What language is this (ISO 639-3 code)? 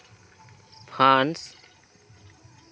sat